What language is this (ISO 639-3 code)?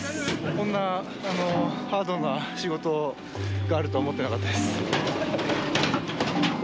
jpn